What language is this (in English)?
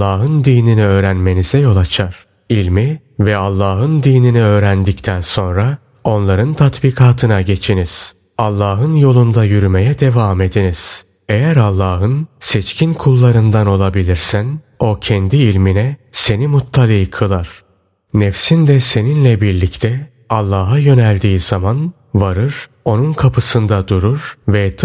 Turkish